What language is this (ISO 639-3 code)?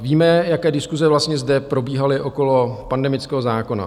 ces